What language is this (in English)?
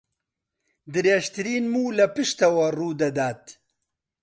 Central Kurdish